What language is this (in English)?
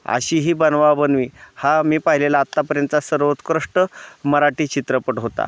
Marathi